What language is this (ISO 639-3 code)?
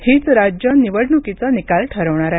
mar